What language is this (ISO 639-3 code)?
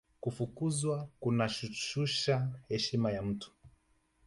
swa